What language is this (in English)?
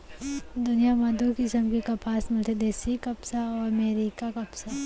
Chhattisgarhi